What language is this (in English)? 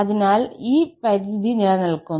Malayalam